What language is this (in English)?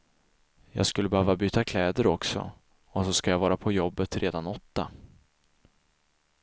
Swedish